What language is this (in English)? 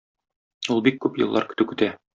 Tatar